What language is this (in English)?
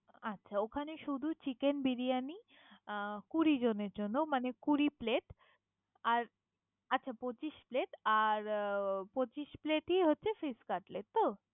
Bangla